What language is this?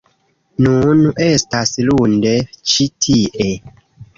Esperanto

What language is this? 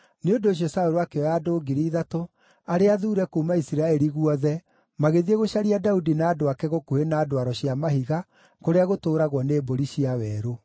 Kikuyu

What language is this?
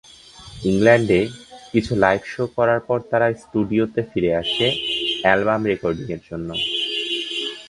Bangla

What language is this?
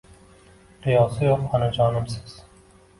Uzbek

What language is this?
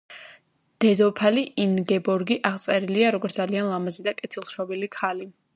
Georgian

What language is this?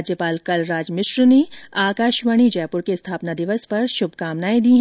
Hindi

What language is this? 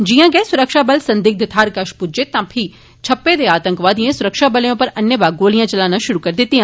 Dogri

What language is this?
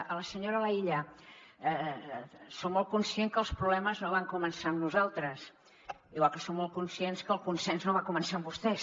Catalan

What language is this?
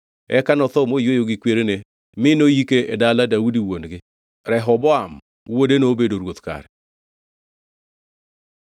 Luo (Kenya and Tanzania)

